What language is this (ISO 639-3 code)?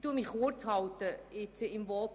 gsw